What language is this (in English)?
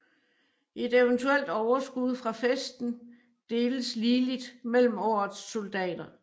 Danish